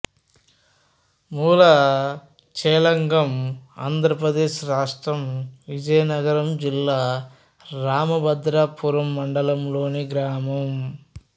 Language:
Telugu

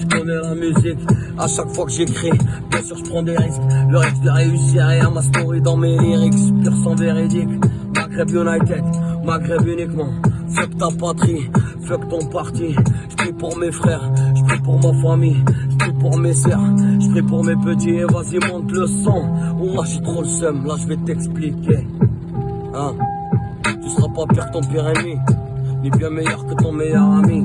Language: French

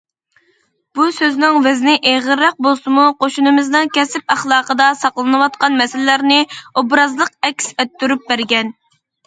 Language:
Uyghur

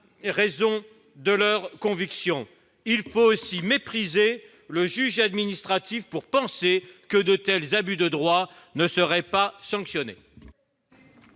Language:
French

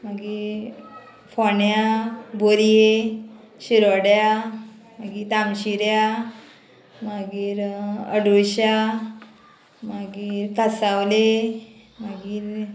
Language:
Konkani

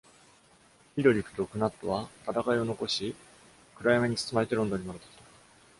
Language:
Japanese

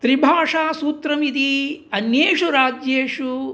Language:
Sanskrit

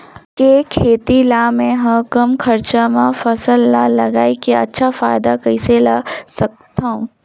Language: Chhattisgarhi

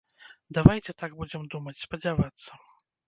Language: Belarusian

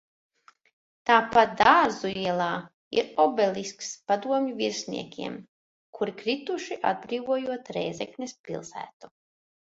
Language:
Latvian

